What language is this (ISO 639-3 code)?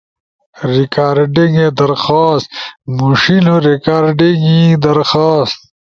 ush